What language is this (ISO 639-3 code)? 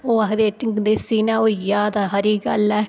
doi